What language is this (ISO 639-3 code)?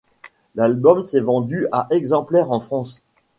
fra